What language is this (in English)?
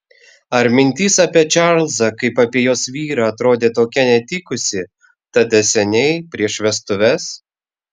Lithuanian